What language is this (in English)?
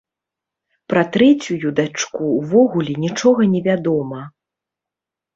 Belarusian